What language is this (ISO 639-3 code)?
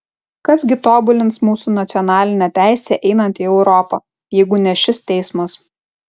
lit